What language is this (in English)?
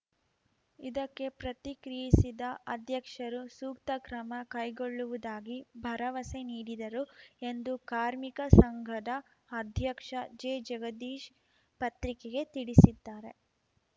Kannada